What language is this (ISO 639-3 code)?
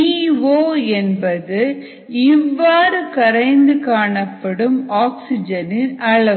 tam